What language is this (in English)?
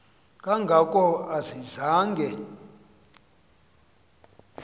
Xhosa